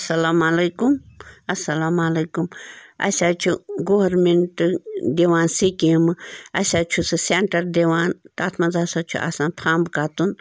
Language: Kashmiri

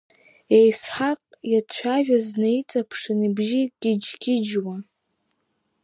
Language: Abkhazian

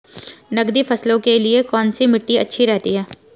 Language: Hindi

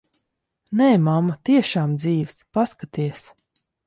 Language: Latvian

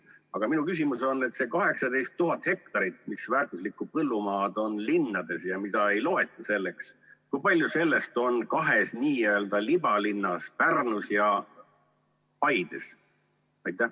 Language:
Estonian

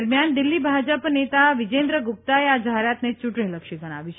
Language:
Gujarati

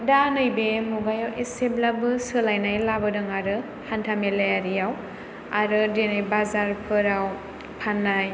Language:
Bodo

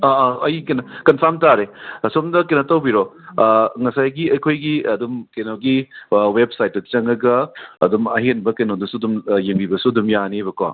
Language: Manipuri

